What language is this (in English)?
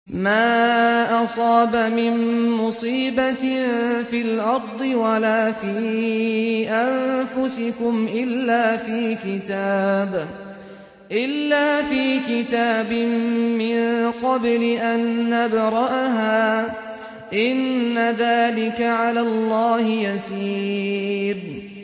Arabic